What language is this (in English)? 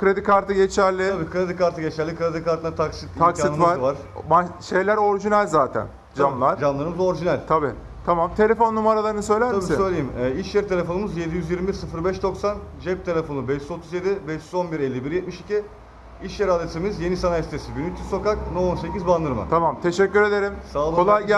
Turkish